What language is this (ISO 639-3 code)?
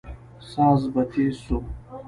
pus